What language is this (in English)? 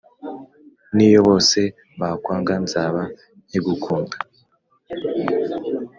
Kinyarwanda